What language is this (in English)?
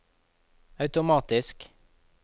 Norwegian